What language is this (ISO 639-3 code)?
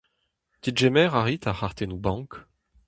bre